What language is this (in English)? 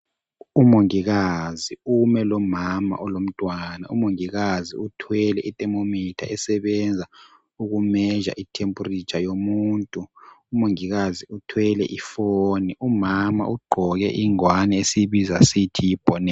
North Ndebele